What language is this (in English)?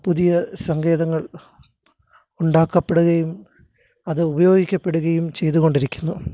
Malayalam